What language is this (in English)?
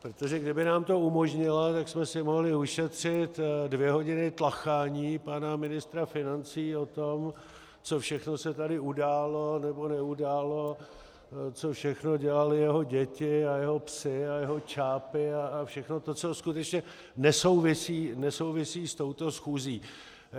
Czech